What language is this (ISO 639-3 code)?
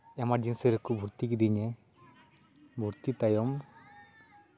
sat